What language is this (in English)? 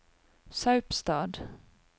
Norwegian